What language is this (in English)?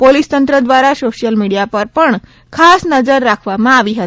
Gujarati